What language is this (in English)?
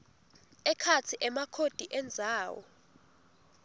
Swati